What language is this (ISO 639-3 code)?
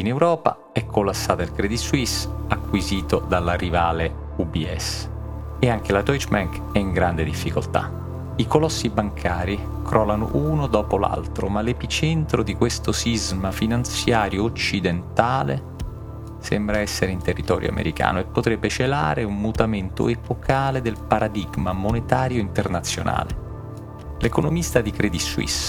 ita